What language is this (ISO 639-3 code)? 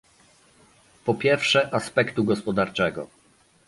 pol